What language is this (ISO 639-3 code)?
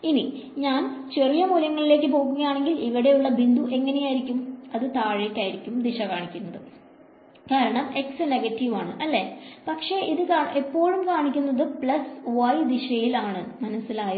mal